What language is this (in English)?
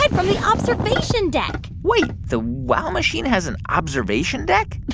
English